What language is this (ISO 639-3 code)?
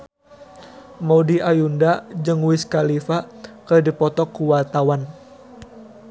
sun